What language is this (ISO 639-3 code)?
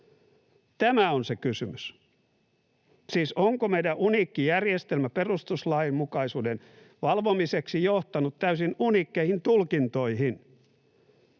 fin